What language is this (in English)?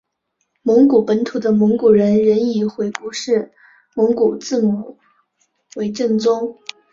Chinese